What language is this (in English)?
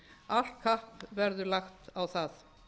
Icelandic